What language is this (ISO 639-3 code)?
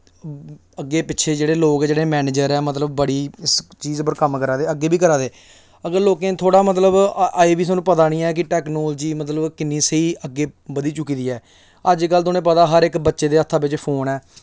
doi